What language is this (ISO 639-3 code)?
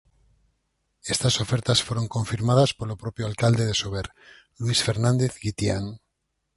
glg